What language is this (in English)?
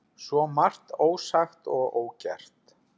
Icelandic